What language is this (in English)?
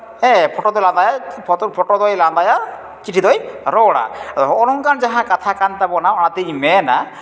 Santali